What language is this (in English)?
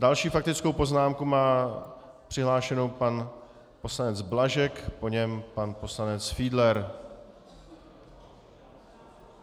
Czech